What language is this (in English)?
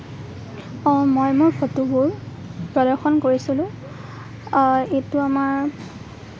Assamese